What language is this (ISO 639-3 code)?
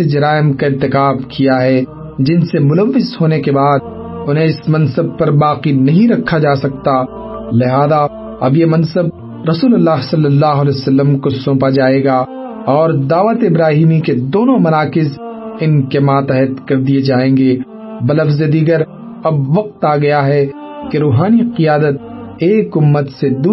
urd